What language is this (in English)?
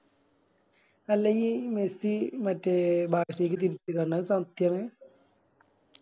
Malayalam